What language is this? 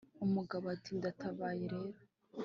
Kinyarwanda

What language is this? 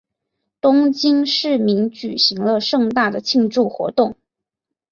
Chinese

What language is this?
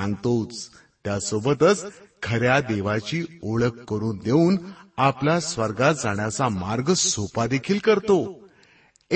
Marathi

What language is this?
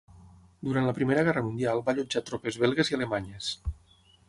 Catalan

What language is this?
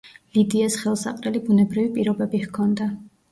Georgian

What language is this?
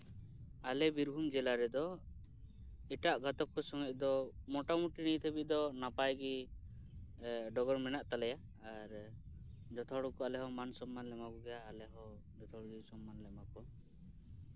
Santali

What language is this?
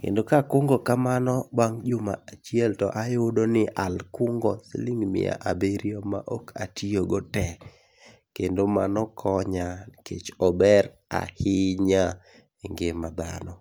Luo (Kenya and Tanzania)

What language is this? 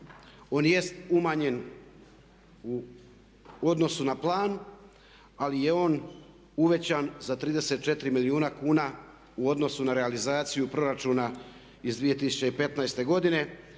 Croatian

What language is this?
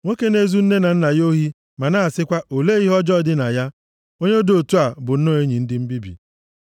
Igbo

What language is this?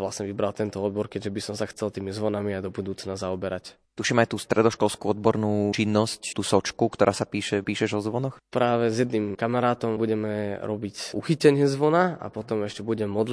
Slovak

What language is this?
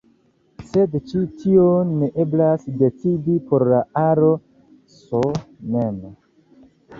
Esperanto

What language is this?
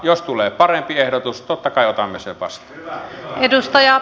Finnish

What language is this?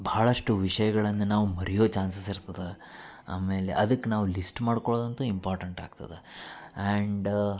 Kannada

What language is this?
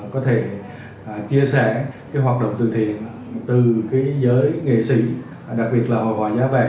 Vietnamese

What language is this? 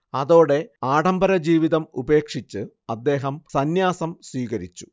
Malayalam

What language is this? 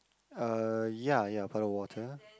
English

